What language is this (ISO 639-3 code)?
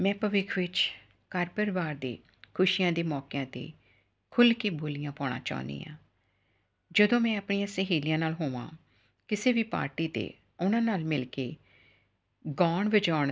pan